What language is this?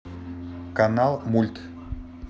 Russian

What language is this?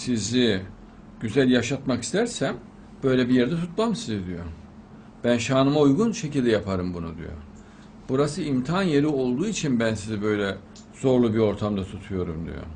Turkish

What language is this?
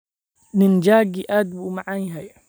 Somali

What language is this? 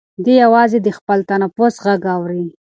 Pashto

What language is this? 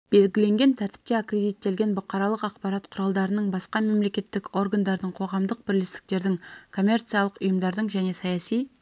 Kazakh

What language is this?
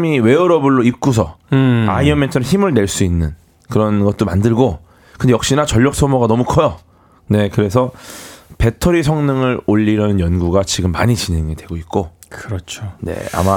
Korean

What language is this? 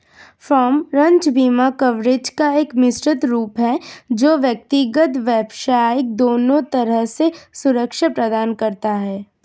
Hindi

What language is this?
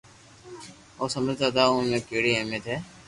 Loarki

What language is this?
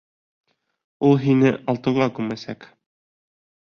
Bashkir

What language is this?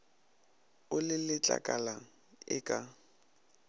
Northern Sotho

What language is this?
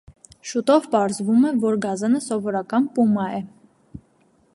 Armenian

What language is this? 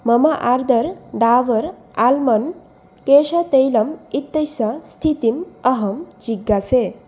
Sanskrit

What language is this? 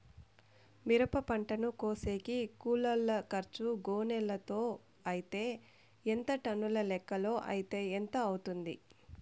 Telugu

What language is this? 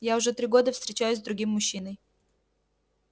Russian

